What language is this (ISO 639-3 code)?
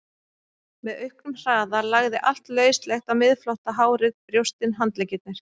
isl